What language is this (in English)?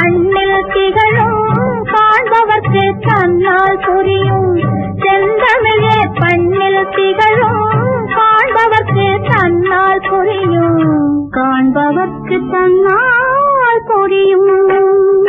Thai